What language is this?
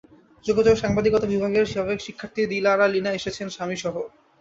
Bangla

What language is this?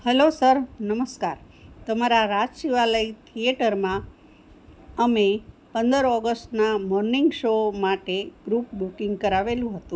Gujarati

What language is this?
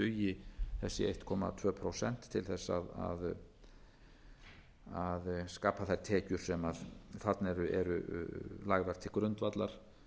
Icelandic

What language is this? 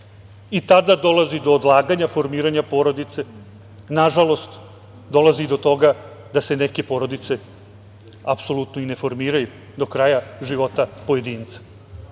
Serbian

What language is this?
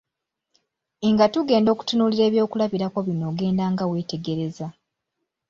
Ganda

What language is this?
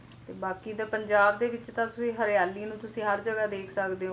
Punjabi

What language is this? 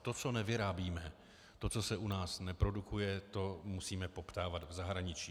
Czech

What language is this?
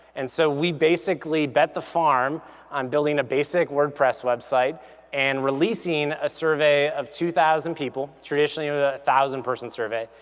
English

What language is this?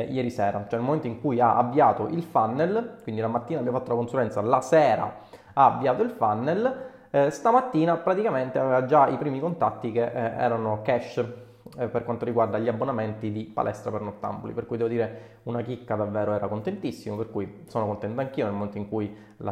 Italian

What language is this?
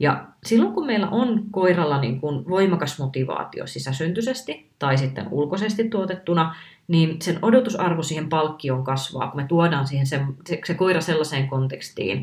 Finnish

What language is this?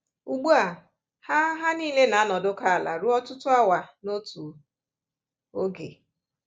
Igbo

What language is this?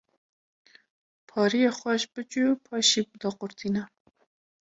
Kurdish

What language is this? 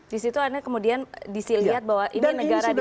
Indonesian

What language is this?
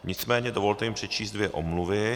Czech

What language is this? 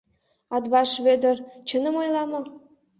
Mari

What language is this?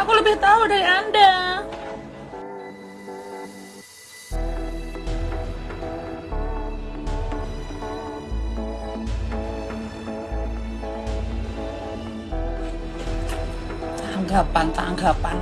Indonesian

